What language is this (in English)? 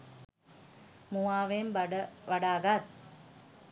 Sinhala